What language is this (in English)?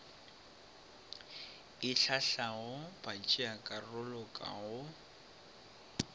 Northern Sotho